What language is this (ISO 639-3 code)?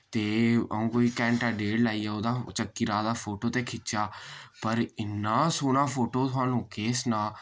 doi